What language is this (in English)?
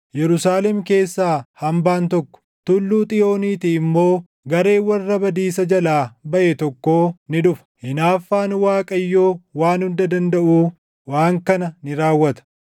Oromo